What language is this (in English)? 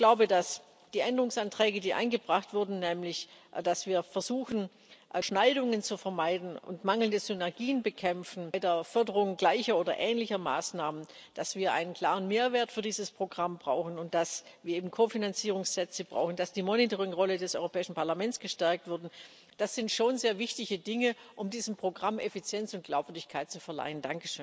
German